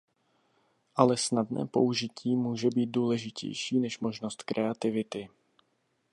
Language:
Czech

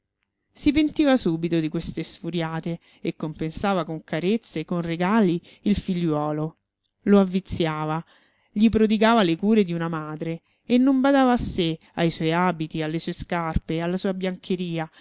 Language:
Italian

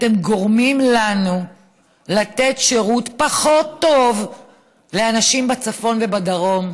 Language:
Hebrew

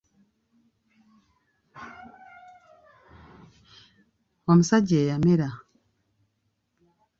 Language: Ganda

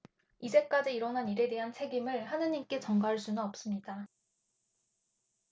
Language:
Korean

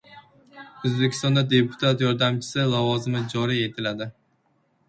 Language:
Uzbek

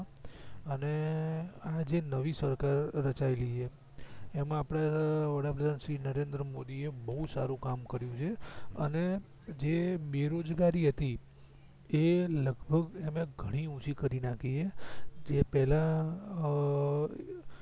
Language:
Gujarati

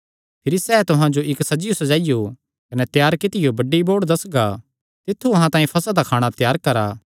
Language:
Kangri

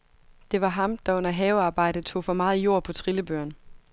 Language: Danish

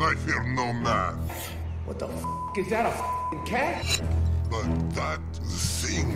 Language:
Norwegian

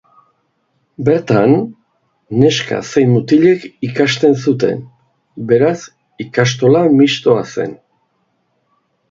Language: Basque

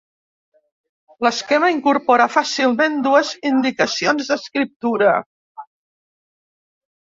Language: Catalan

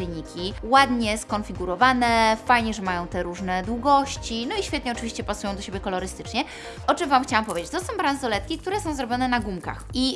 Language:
Polish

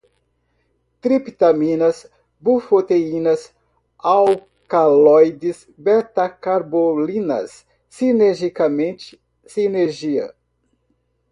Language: Portuguese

